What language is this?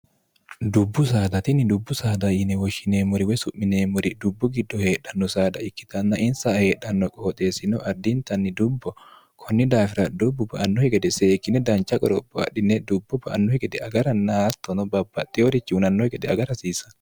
Sidamo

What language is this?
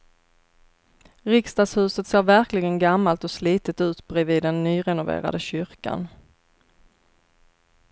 Swedish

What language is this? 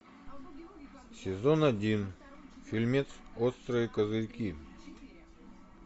Russian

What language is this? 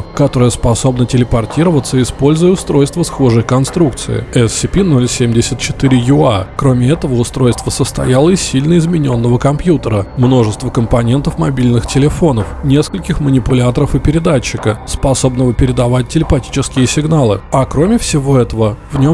Russian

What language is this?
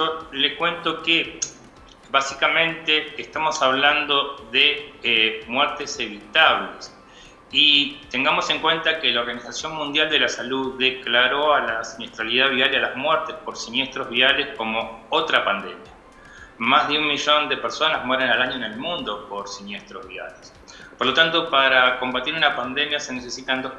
Spanish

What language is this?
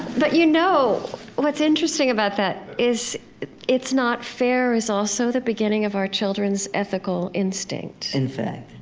English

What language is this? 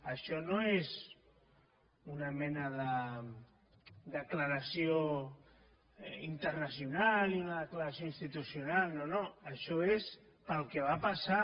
Catalan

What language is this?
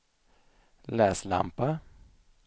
Swedish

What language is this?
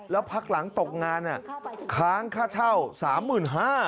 Thai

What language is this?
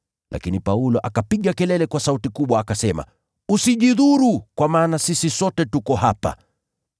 Swahili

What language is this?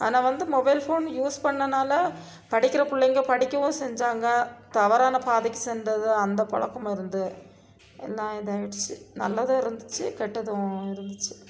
Tamil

